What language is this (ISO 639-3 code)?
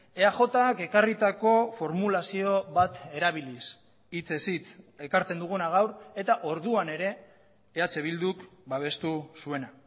eus